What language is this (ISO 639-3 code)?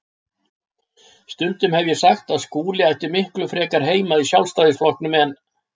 isl